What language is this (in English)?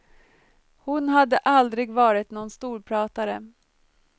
Swedish